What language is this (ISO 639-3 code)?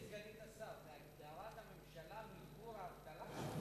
heb